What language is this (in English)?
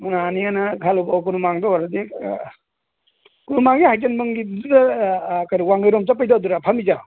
Manipuri